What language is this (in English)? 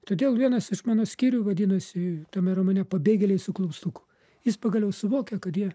Lithuanian